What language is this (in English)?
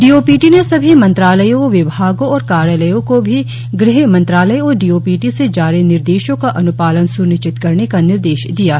Hindi